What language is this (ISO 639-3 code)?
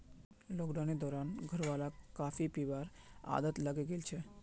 mag